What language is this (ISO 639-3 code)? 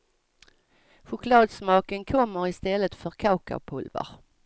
swe